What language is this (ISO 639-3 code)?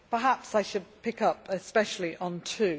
eng